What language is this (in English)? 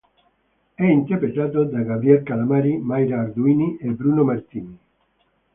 Italian